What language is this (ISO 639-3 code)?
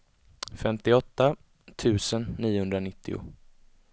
swe